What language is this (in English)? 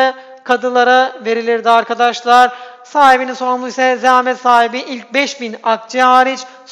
Turkish